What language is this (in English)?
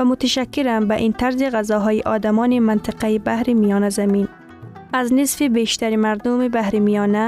Persian